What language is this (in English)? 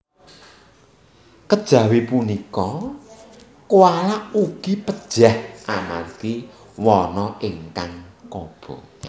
Javanese